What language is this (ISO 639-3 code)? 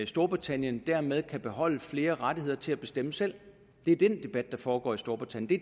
dan